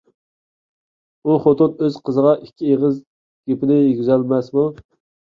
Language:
Uyghur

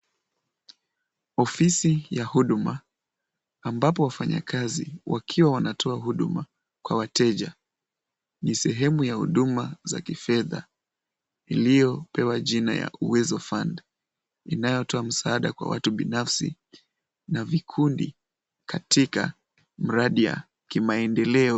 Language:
Swahili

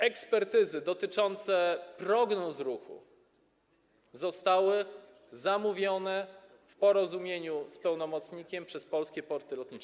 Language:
Polish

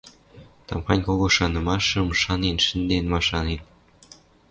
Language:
Western Mari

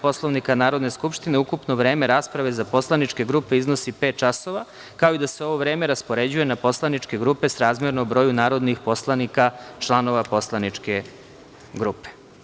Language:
Serbian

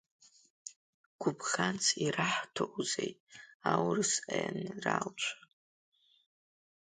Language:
Abkhazian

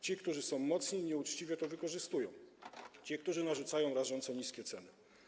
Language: Polish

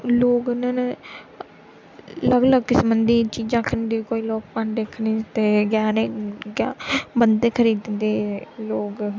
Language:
Dogri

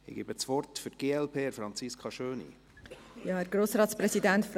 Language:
Swiss German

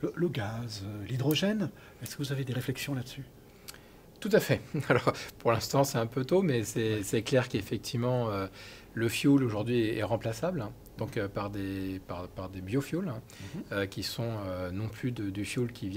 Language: French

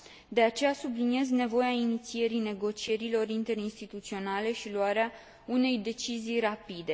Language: Romanian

